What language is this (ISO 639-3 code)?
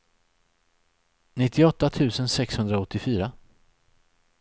swe